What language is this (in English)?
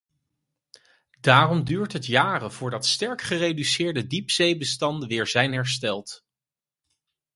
Dutch